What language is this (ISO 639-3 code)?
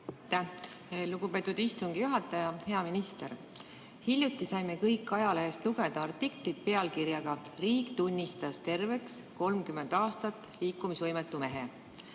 est